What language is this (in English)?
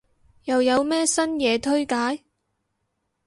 Cantonese